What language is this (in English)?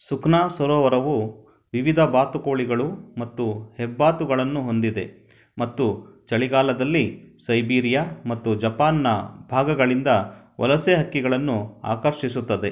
Kannada